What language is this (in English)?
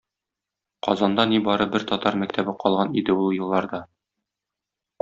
Tatar